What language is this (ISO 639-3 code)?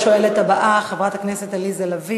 heb